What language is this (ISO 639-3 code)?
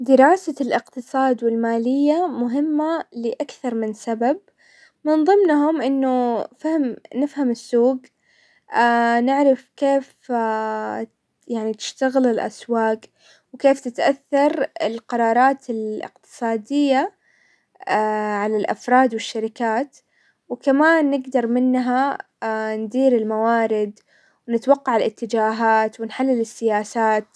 acw